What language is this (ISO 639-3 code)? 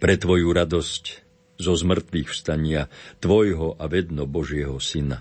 slk